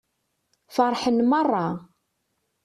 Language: Kabyle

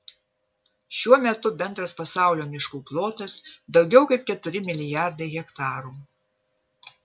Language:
Lithuanian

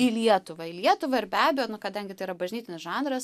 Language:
Lithuanian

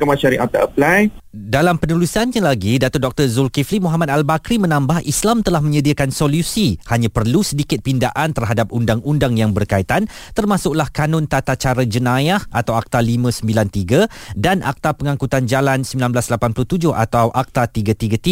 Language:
Malay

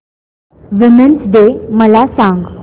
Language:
Marathi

